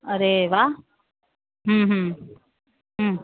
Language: Gujarati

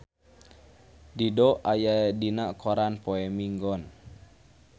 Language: Sundanese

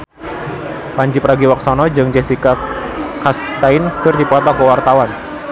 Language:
Sundanese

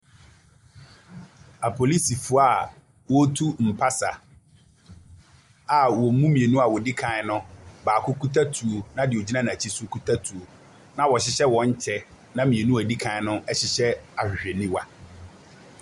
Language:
Akan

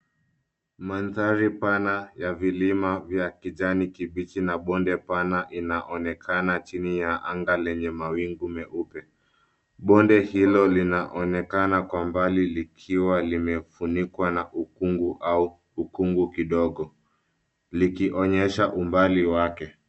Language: Swahili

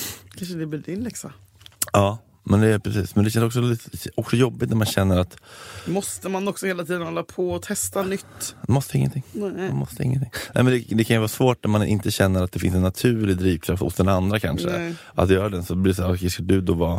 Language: Swedish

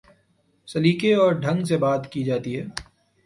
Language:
Urdu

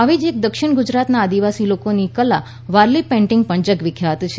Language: Gujarati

